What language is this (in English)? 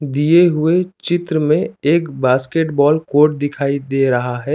Hindi